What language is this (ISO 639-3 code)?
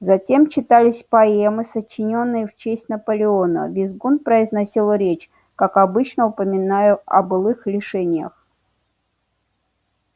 rus